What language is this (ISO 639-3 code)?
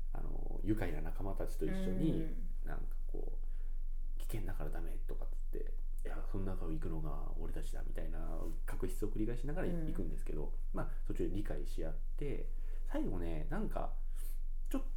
jpn